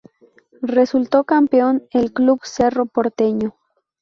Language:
Spanish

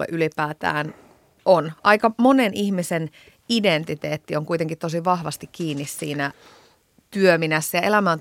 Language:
Finnish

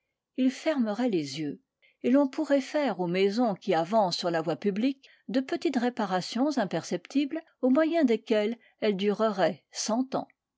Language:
French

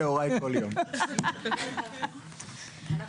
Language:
Hebrew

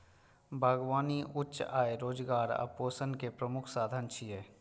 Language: Maithili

